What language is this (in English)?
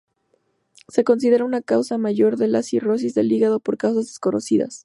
Spanish